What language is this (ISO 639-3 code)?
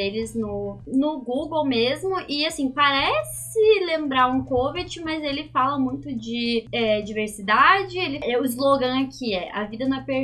por